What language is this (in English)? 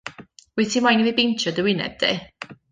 Welsh